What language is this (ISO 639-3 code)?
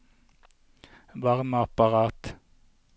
nor